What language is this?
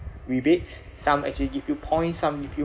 English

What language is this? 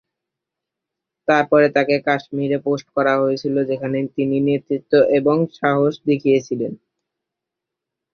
Bangla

